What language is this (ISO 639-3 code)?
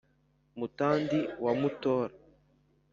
kin